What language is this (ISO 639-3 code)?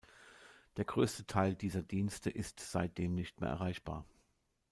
deu